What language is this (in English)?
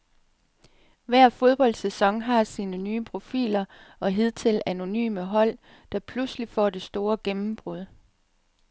Danish